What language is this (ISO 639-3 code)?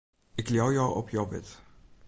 fry